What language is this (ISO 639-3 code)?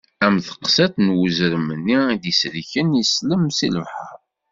kab